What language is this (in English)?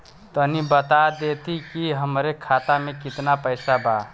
Bhojpuri